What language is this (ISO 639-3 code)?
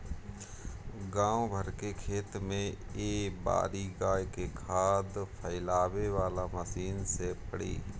bho